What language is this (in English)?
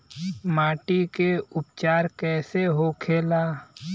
Bhojpuri